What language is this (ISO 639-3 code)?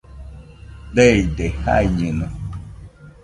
hux